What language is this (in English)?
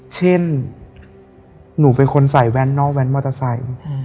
Thai